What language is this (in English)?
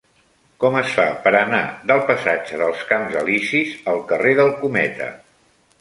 Catalan